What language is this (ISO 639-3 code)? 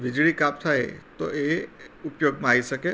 guj